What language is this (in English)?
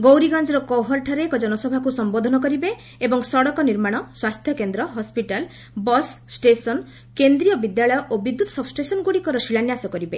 Odia